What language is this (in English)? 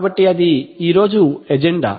Telugu